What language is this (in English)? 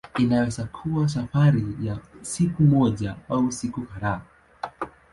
Swahili